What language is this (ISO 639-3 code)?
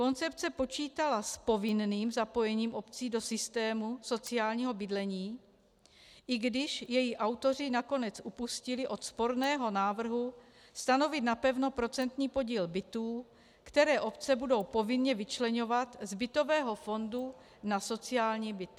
ces